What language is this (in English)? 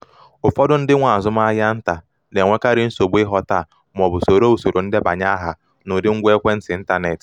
Igbo